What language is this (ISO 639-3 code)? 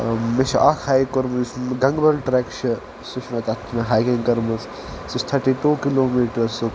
kas